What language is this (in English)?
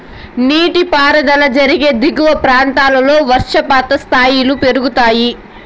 Telugu